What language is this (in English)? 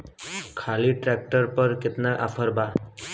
Bhojpuri